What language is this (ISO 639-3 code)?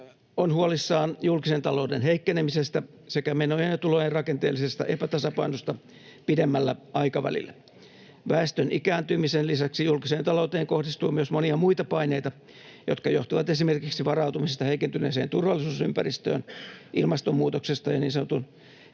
fin